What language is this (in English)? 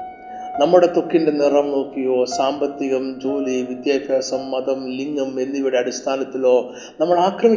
Malayalam